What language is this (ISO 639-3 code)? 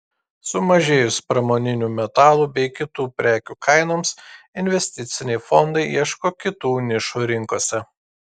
lit